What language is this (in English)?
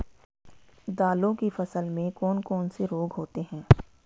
Hindi